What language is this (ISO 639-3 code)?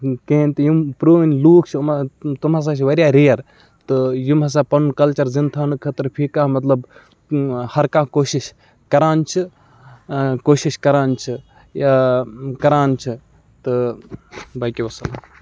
kas